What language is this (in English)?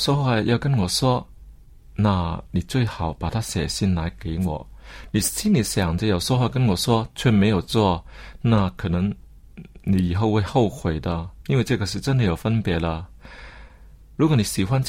Chinese